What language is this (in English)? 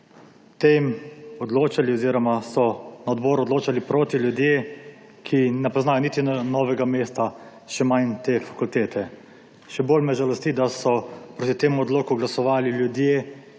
Slovenian